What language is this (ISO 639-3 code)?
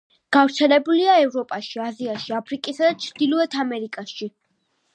kat